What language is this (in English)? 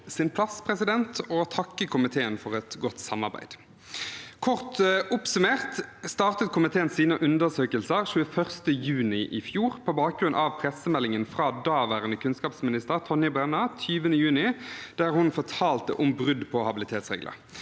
Norwegian